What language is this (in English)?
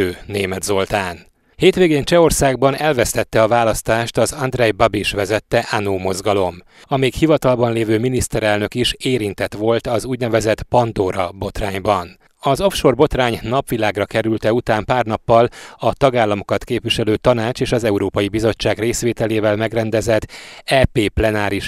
Hungarian